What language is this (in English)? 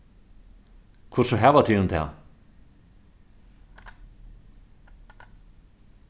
Faroese